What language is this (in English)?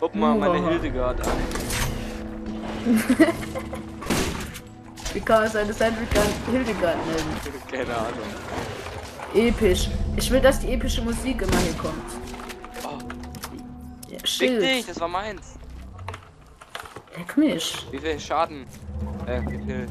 German